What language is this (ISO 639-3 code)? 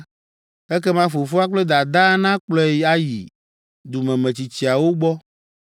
ewe